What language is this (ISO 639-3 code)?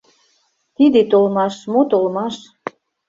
chm